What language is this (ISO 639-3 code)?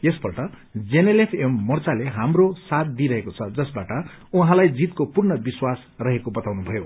nep